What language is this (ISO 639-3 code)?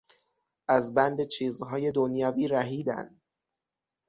fas